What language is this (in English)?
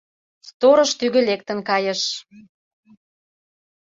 Mari